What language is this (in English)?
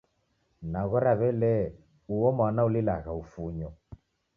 Taita